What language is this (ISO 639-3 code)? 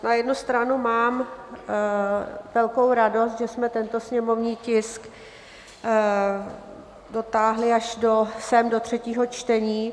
ces